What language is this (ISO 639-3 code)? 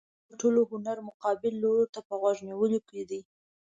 pus